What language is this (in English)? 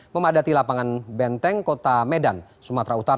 Indonesian